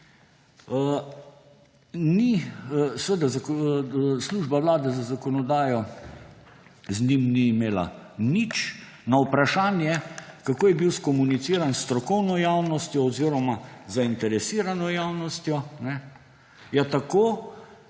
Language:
Slovenian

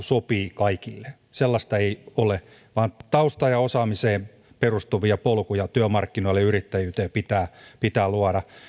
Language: Finnish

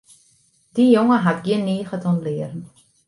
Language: Western Frisian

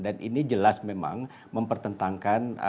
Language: Indonesian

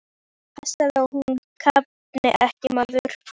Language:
Icelandic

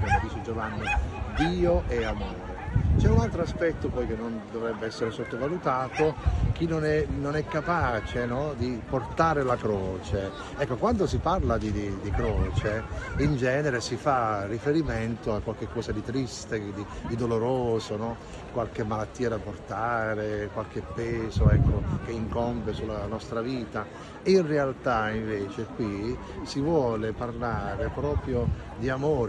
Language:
Italian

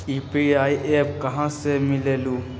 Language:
Magahi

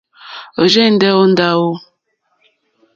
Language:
Mokpwe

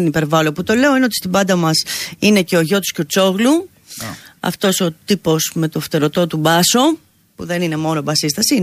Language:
Greek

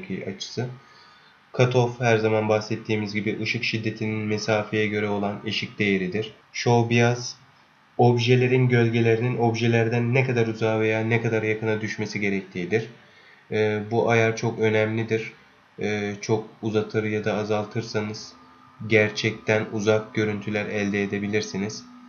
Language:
Turkish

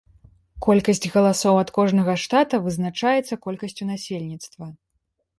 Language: Belarusian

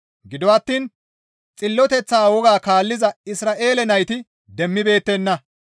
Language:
Gamo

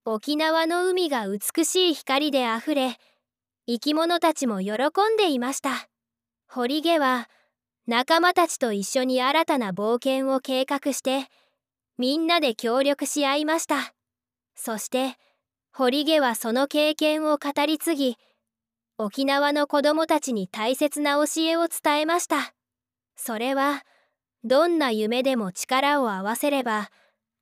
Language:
Japanese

